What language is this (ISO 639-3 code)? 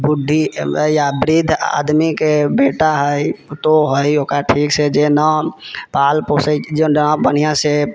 mai